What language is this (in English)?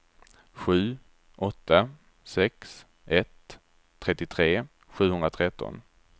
Swedish